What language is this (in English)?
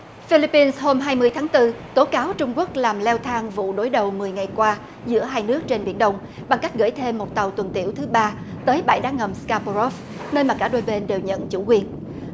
Vietnamese